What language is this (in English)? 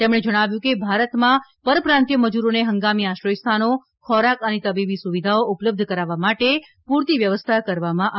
Gujarati